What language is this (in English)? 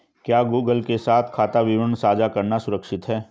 Hindi